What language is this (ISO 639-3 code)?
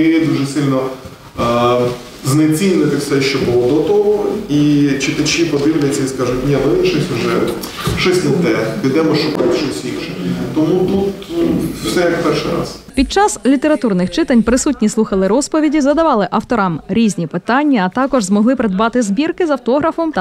ukr